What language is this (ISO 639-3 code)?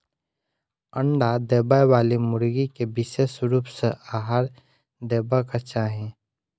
mai